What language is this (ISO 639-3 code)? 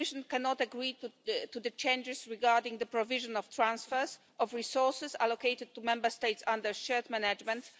eng